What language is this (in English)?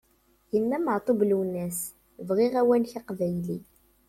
Kabyle